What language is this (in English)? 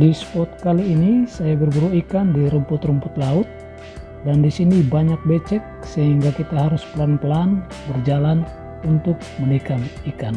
Indonesian